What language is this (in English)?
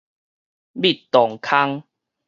Min Nan Chinese